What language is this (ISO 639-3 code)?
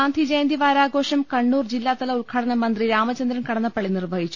mal